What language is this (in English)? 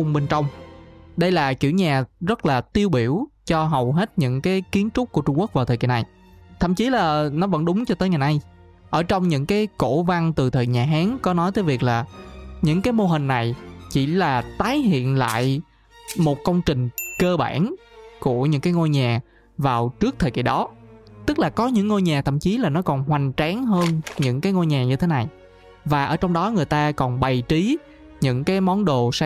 Vietnamese